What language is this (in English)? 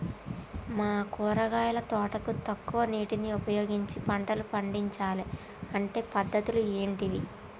Telugu